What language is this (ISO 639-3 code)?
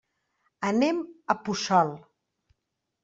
cat